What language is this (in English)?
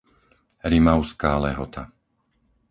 Slovak